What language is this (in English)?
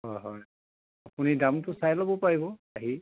Assamese